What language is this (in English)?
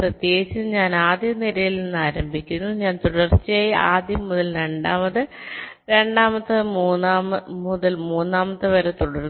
Malayalam